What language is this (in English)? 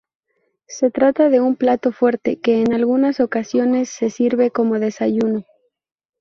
Spanish